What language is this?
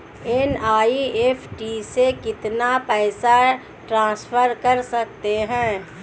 Hindi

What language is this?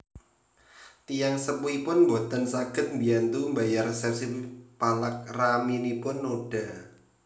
Javanese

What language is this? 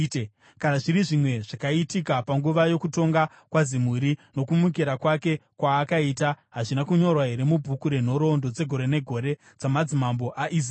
Shona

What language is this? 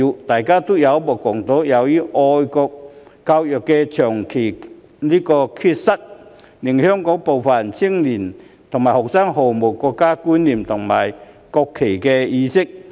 Cantonese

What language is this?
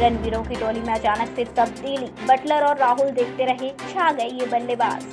Hindi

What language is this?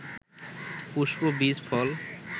Bangla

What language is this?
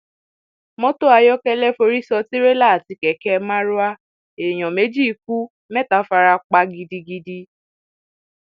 Yoruba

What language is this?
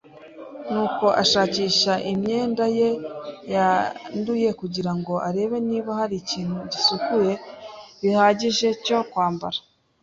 Kinyarwanda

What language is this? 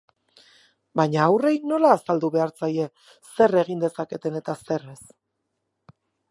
Basque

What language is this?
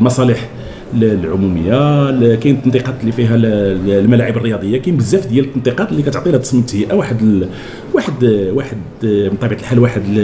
Arabic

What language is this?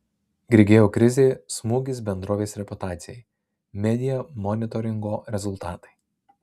Lithuanian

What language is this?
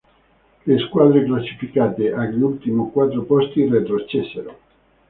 Italian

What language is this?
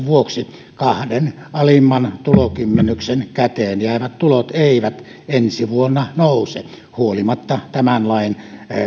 Finnish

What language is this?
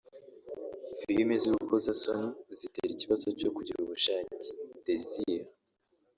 Kinyarwanda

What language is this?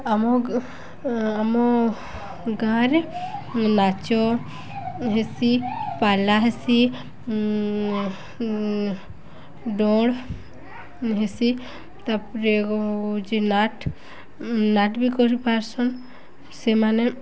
Odia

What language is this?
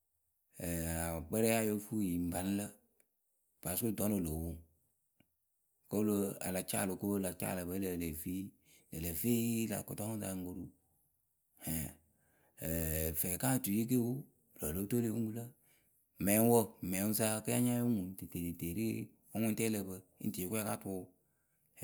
Akebu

